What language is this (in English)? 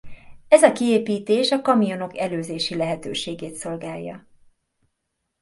Hungarian